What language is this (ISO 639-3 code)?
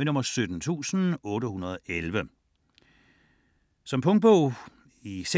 dan